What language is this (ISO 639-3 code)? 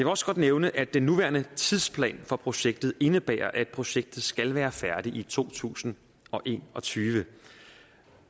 dan